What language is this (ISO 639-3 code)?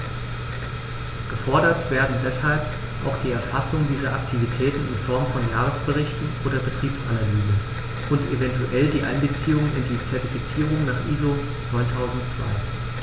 deu